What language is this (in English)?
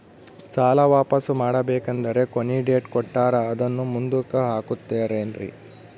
Kannada